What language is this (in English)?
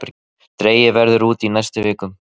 Icelandic